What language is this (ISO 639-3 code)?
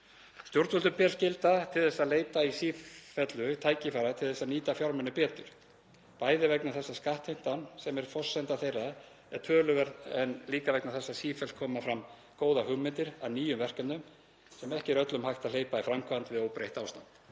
isl